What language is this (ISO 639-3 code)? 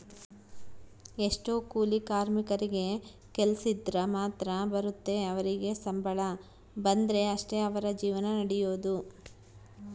kan